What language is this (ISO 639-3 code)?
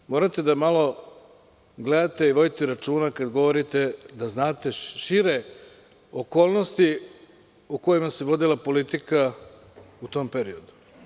srp